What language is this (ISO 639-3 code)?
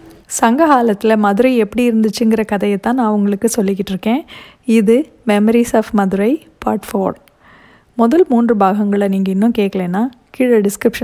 tam